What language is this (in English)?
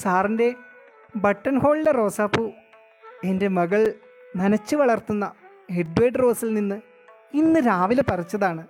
Malayalam